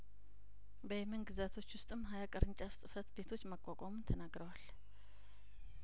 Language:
Amharic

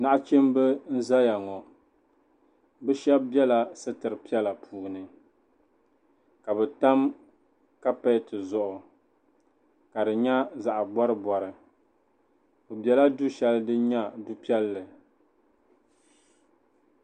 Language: Dagbani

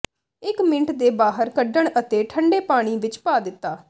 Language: Punjabi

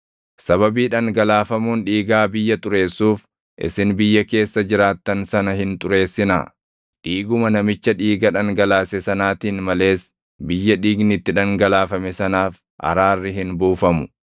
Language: Oromo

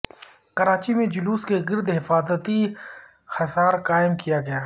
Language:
Urdu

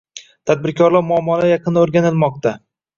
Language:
Uzbek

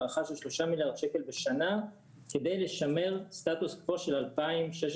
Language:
Hebrew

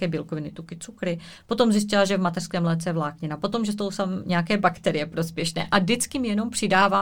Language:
Czech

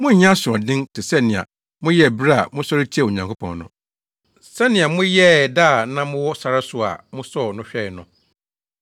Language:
Akan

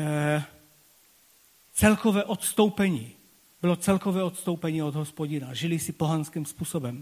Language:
Czech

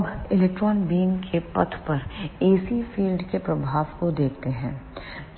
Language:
Hindi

